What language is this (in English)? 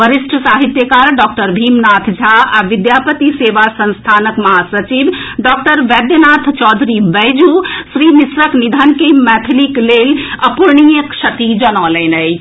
Maithili